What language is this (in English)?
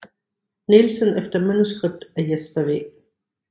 Danish